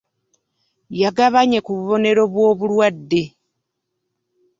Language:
Ganda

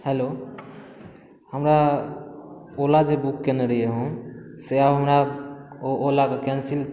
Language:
Maithili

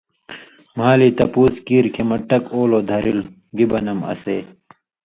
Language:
Indus Kohistani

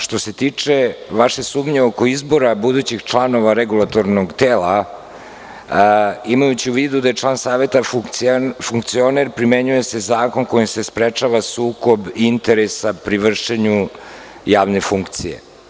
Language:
Serbian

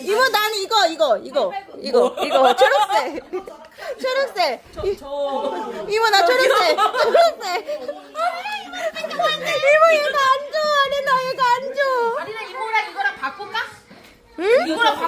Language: Korean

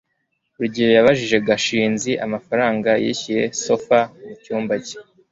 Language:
Kinyarwanda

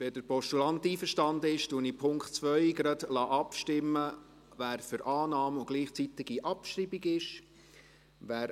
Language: Swiss German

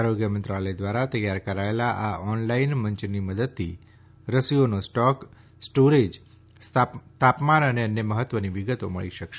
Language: Gujarati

